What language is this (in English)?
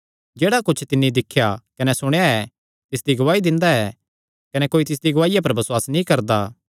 Kangri